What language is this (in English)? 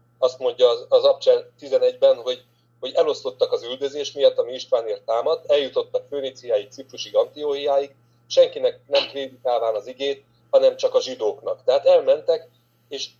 Hungarian